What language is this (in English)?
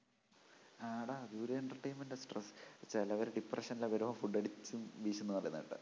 Malayalam